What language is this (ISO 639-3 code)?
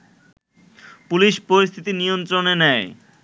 ben